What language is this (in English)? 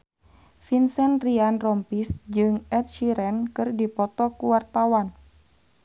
Sundanese